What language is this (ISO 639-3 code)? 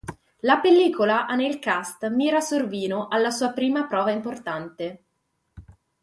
ita